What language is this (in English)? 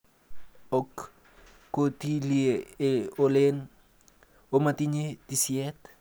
Kalenjin